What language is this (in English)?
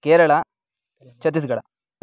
Sanskrit